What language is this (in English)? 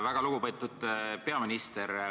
Estonian